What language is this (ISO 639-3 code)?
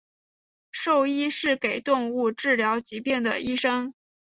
zho